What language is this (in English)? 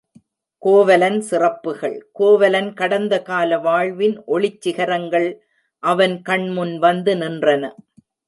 Tamil